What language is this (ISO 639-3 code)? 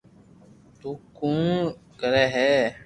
lrk